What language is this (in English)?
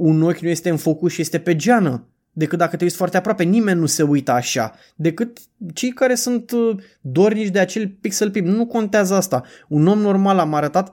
Romanian